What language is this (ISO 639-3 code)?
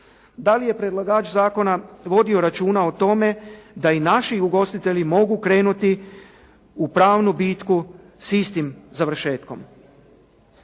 hrv